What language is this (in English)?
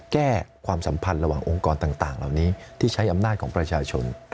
Thai